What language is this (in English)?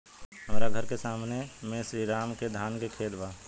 Bhojpuri